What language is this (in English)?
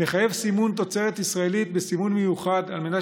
Hebrew